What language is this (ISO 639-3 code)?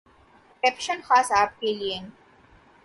urd